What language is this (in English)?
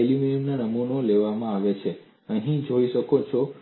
Gujarati